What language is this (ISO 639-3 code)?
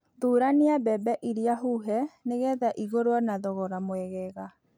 kik